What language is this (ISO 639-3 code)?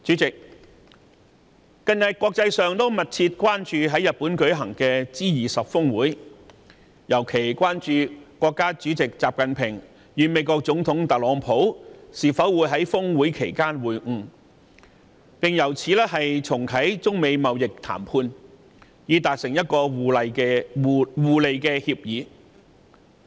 yue